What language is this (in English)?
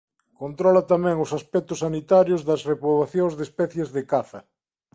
Galician